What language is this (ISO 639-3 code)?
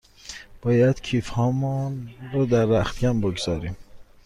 fas